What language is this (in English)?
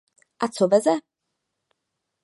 Czech